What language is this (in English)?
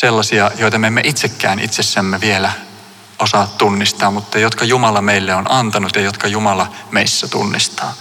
Finnish